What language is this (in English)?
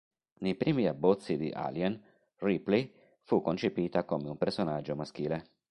Italian